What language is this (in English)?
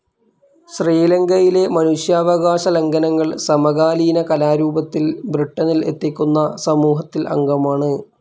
Malayalam